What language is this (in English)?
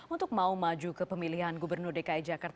Indonesian